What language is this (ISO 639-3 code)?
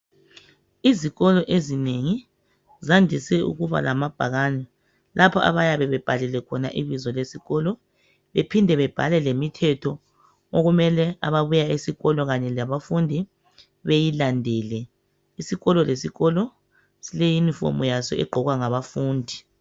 nde